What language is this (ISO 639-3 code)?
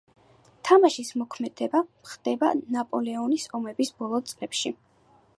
kat